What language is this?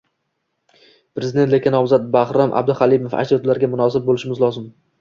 Uzbek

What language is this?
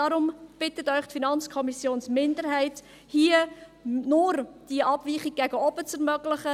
Swiss German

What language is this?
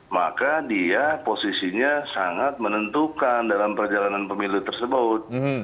Indonesian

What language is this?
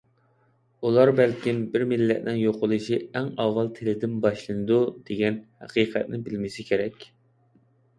Uyghur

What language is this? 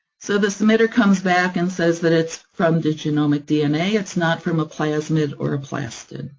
English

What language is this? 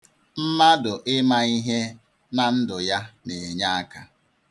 Igbo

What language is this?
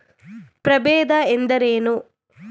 Kannada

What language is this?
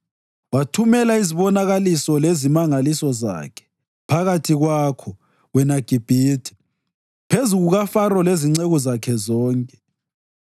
North Ndebele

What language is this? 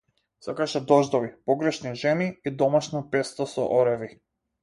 Macedonian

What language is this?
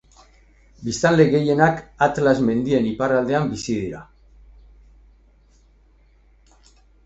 Basque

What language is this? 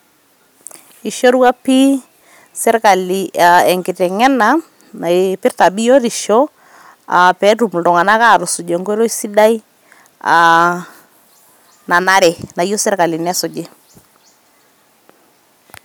Masai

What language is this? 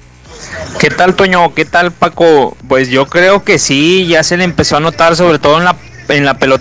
Spanish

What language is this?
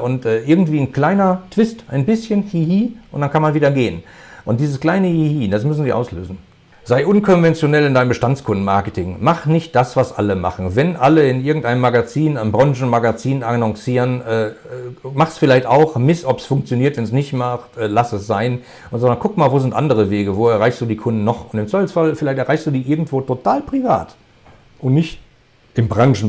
German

